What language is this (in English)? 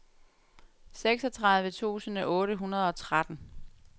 Danish